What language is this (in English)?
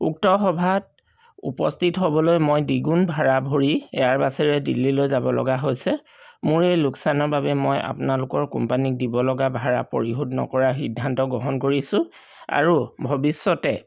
Assamese